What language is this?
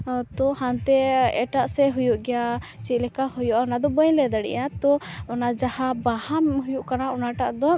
Santali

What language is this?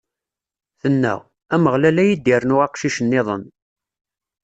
Kabyle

